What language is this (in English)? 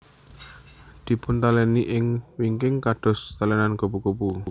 Javanese